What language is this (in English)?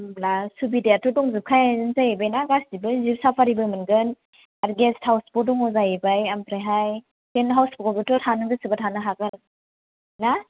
Bodo